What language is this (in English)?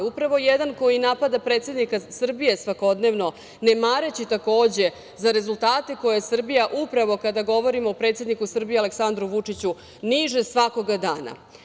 Serbian